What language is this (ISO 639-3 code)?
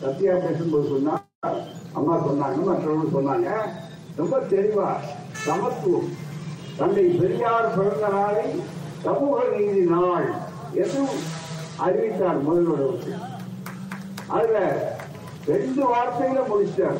tam